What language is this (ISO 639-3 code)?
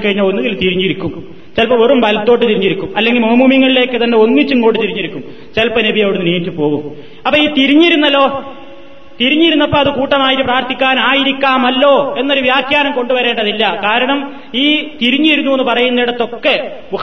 mal